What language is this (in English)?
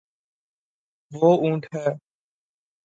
Urdu